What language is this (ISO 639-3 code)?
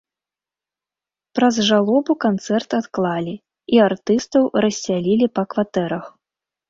bel